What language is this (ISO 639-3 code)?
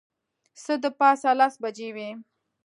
pus